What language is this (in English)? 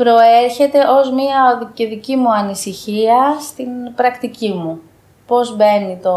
Greek